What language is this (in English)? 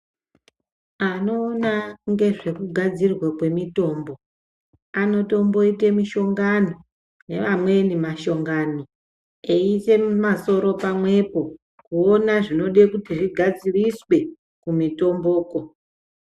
Ndau